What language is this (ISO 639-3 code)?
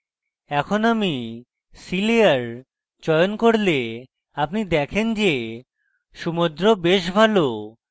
ben